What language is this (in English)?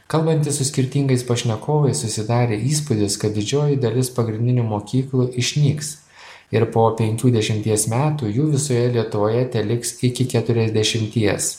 Lithuanian